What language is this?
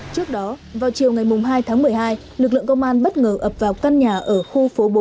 Vietnamese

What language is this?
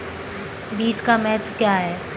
Hindi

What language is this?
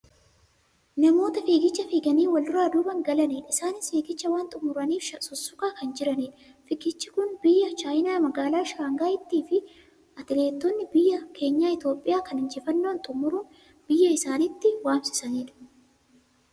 Oromo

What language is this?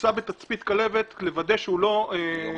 Hebrew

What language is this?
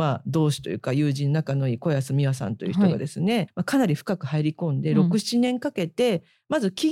Japanese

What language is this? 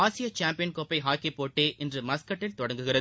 Tamil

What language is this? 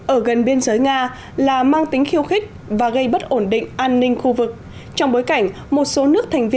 Vietnamese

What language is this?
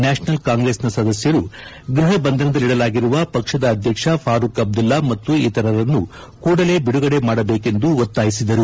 Kannada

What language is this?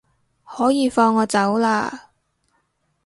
Cantonese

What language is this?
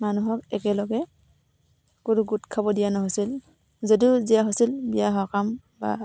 Assamese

